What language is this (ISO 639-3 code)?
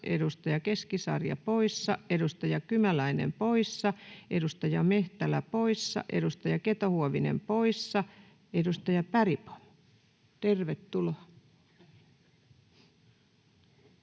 fin